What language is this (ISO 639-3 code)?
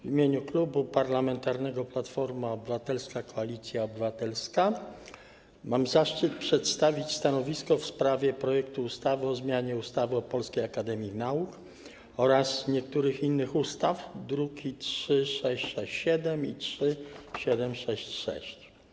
pol